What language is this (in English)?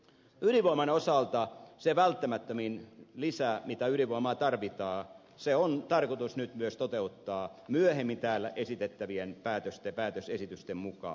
Finnish